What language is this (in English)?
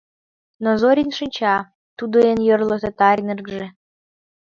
Mari